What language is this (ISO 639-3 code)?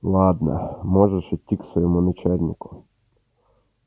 rus